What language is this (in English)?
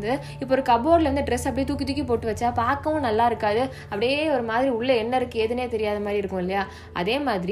Tamil